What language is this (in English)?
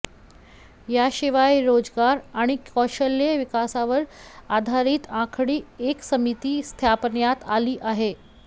Marathi